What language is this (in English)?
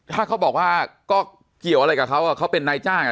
Thai